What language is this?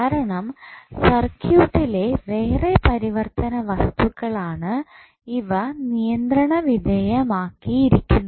Malayalam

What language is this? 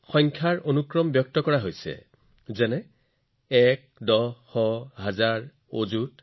Assamese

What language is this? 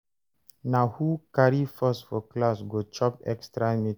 Nigerian Pidgin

